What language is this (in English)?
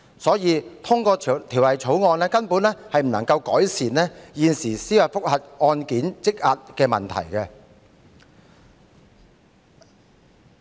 Cantonese